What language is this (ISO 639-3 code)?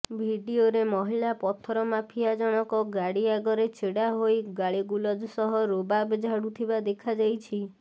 ori